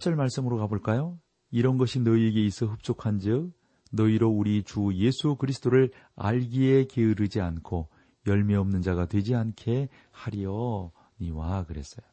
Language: Korean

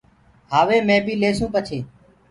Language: Gurgula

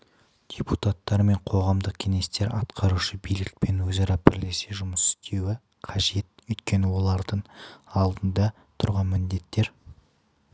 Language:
Kazakh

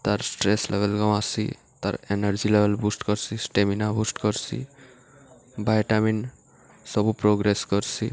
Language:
Odia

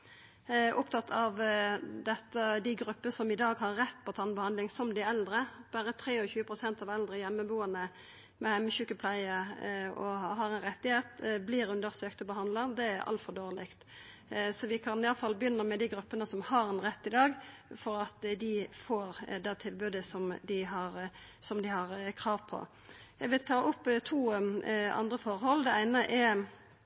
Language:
Norwegian Nynorsk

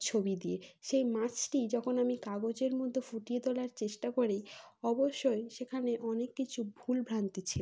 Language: Bangla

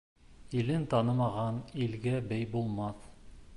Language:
Bashkir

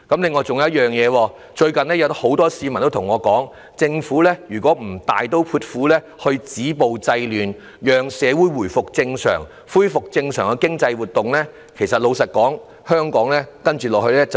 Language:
Cantonese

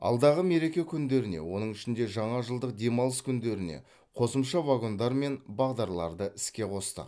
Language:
Kazakh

